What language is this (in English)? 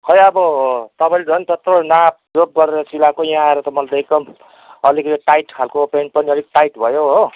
Nepali